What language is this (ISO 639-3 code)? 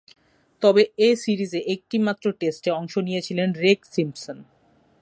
ben